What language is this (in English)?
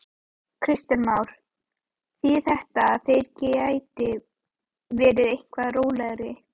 Icelandic